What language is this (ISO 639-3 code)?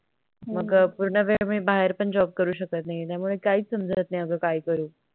mar